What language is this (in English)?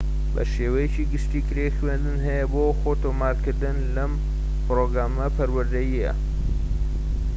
Central Kurdish